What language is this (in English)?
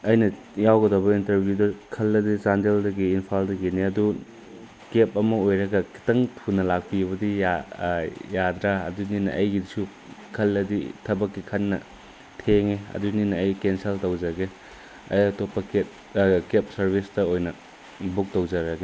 Manipuri